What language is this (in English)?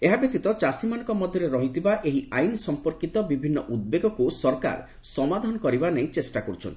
Odia